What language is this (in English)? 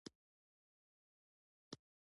Pashto